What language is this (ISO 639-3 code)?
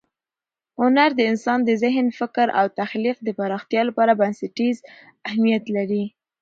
pus